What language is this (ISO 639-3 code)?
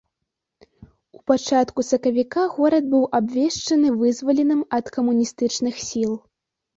bel